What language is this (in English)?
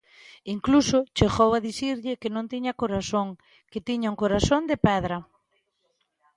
Galician